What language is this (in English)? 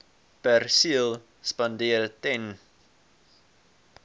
Afrikaans